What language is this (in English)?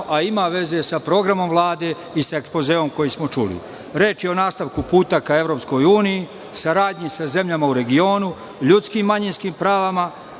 Serbian